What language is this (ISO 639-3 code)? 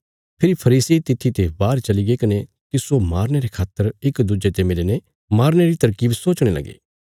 kfs